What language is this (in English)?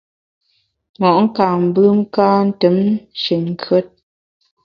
Bamun